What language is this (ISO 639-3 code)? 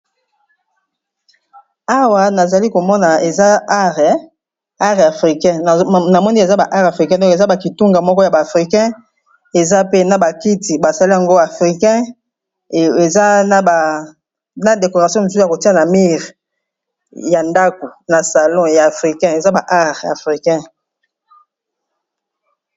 lin